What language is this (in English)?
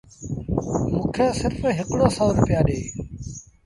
Sindhi Bhil